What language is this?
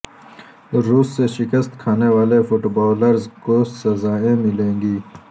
Urdu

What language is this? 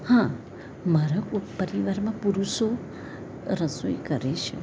Gujarati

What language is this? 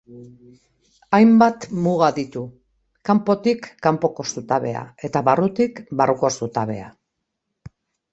Basque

